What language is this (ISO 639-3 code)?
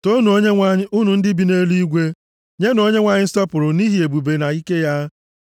ibo